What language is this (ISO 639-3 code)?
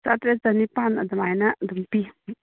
mni